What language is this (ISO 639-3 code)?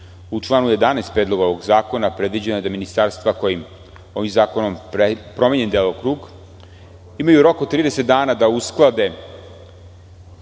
srp